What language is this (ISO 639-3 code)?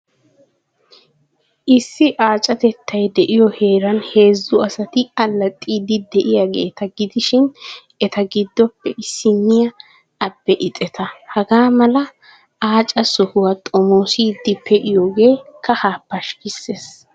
wal